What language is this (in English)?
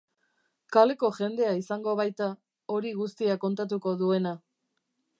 Basque